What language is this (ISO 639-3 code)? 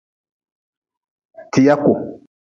nmz